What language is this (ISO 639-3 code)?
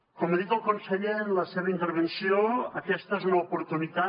cat